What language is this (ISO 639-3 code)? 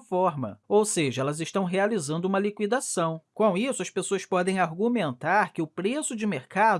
por